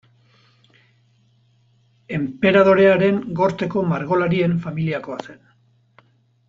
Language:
Basque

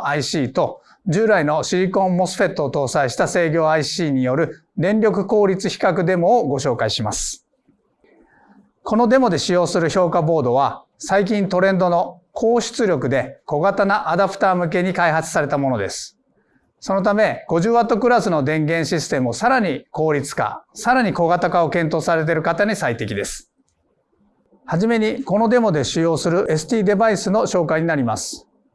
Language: Japanese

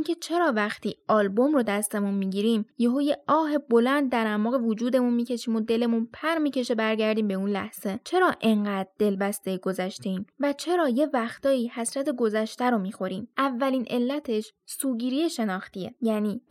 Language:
Persian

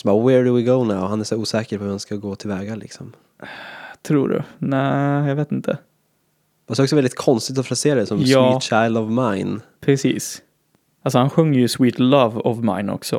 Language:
Swedish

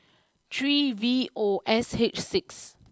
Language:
English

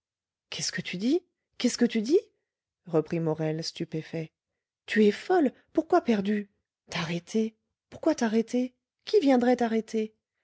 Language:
French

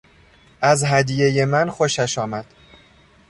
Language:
Persian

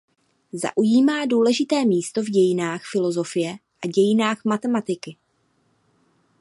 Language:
Czech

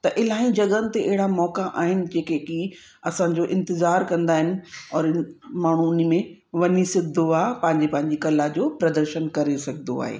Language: Sindhi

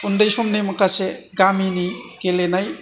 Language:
Bodo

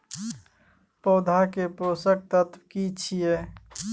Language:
Maithili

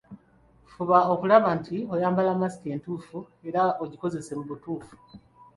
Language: Ganda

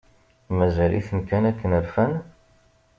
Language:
Kabyle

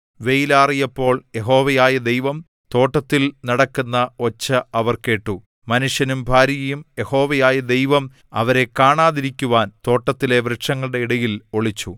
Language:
Malayalam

